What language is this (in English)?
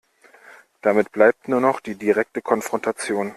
German